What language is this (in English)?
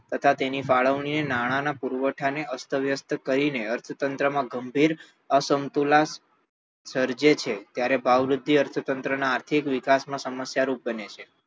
Gujarati